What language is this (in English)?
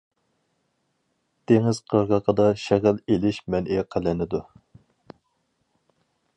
Uyghur